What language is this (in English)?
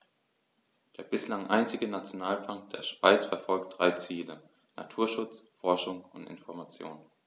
German